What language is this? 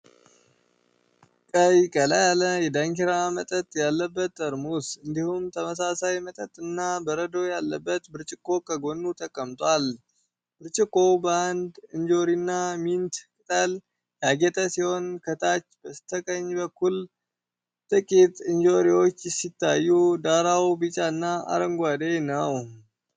Amharic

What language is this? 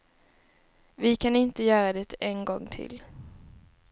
Swedish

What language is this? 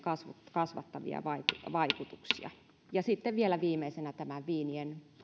Finnish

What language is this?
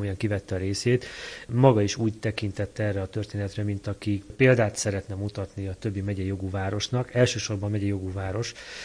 Hungarian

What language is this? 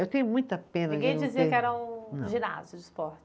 Portuguese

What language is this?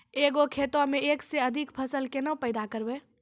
Maithili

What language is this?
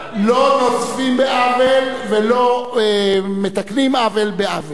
Hebrew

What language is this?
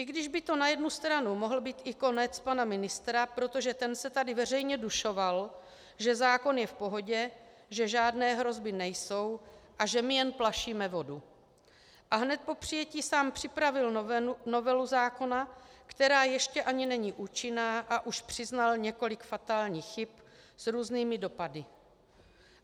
Czech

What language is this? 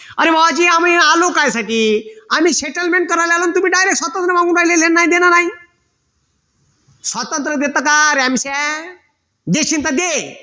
Marathi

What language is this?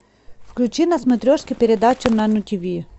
Russian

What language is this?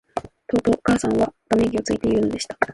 Japanese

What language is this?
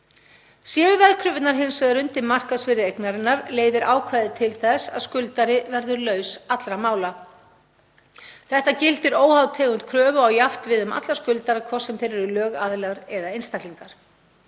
Icelandic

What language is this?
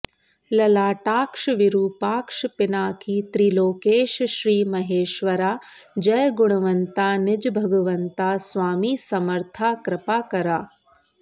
Sanskrit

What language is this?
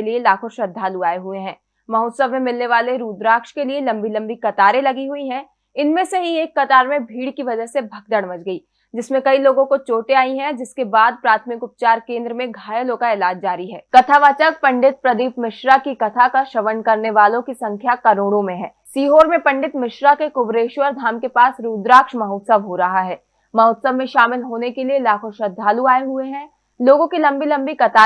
Hindi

